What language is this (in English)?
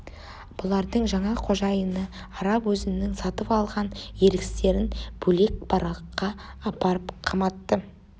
Kazakh